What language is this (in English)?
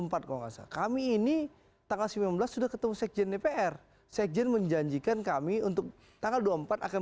Indonesian